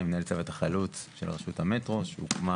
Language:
Hebrew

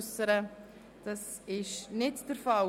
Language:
Swiss German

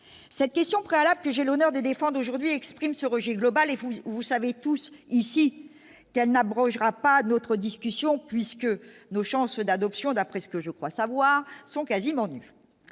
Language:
French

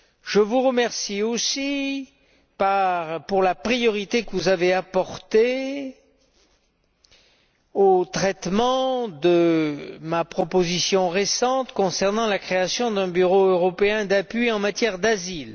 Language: French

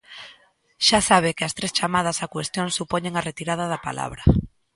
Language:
Galician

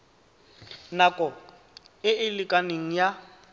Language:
Tswana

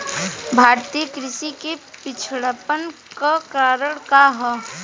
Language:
Bhojpuri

